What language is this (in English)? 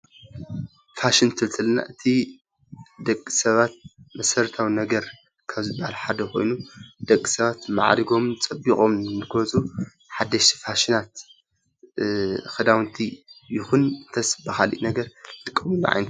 Tigrinya